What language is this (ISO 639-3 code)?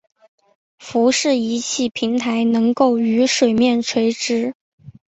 zho